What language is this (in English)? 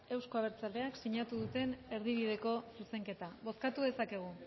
Basque